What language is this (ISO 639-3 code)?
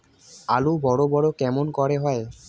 ben